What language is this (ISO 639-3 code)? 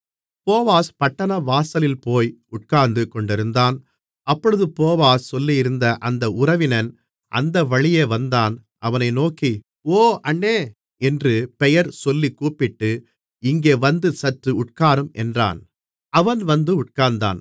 tam